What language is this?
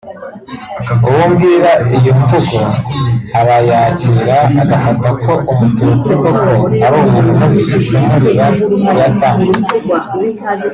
Kinyarwanda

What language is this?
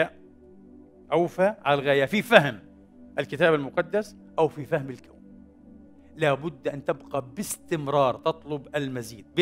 Arabic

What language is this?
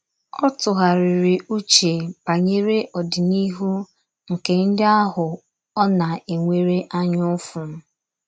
Igbo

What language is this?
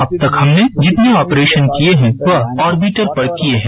Hindi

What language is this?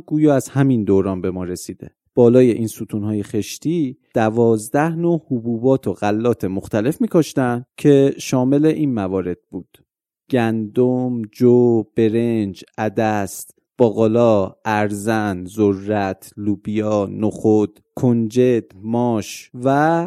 Persian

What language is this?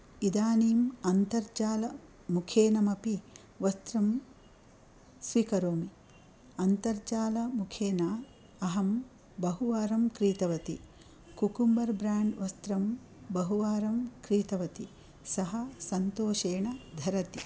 Sanskrit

